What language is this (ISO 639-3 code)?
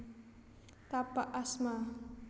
jav